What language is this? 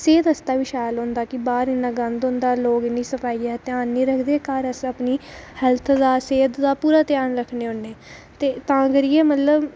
Dogri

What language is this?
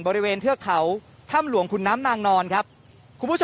Thai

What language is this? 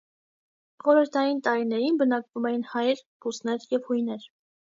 Armenian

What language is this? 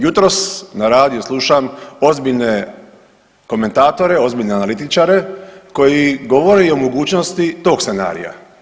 Croatian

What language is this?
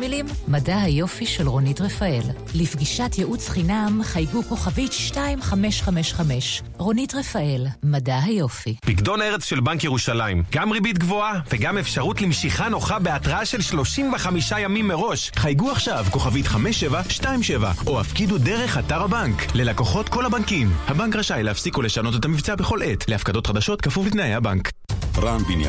Hebrew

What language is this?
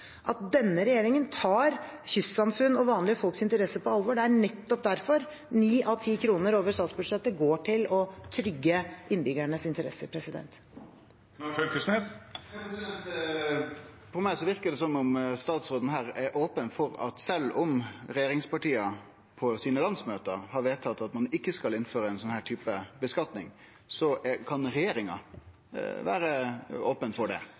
Norwegian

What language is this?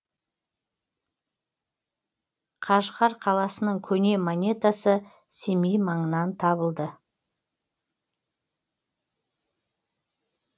Kazakh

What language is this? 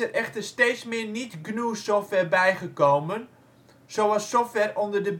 Dutch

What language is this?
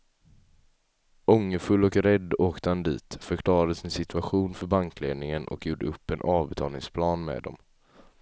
Swedish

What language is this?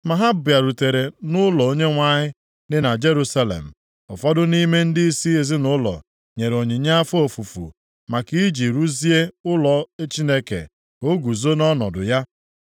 Igbo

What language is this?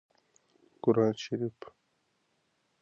Pashto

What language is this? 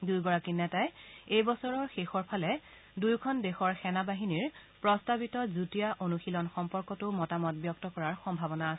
Assamese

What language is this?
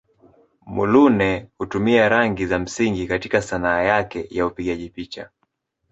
Swahili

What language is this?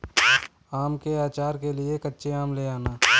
Hindi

